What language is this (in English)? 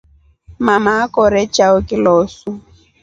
Rombo